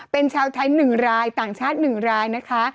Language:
Thai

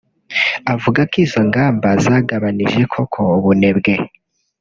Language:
Kinyarwanda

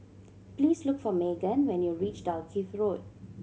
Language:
English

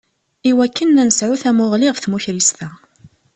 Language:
Kabyle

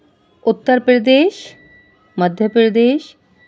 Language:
Urdu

